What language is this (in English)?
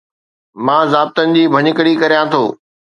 Sindhi